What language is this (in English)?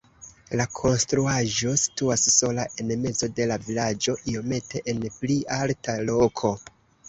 Esperanto